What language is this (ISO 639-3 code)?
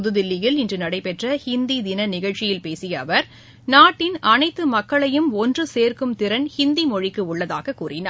tam